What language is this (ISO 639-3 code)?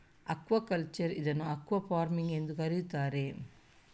kan